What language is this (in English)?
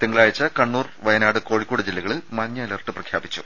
Malayalam